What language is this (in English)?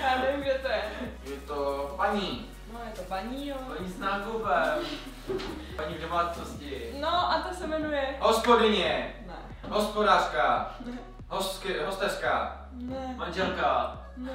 Czech